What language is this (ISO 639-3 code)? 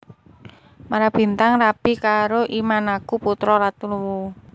jav